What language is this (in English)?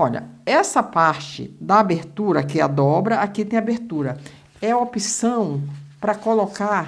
Portuguese